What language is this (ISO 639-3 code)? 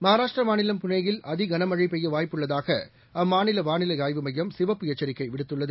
tam